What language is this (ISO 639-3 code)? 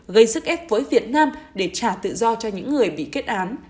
vie